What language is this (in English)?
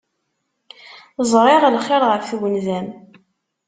Kabyle